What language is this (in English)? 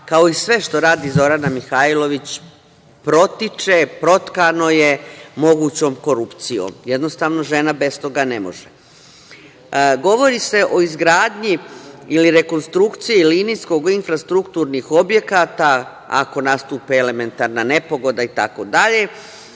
Serbian